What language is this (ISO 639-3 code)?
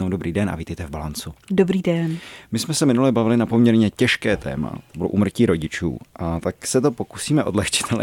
ces